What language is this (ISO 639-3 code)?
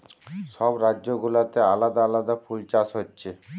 ben